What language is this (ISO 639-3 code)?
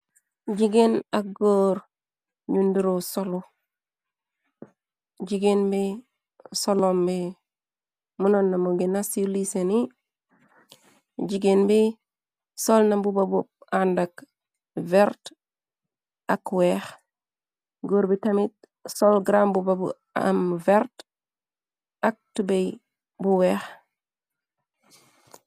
wol